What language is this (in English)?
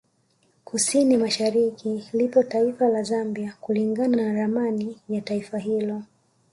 Swahili